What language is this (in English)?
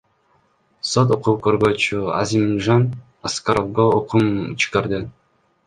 Kyrgyz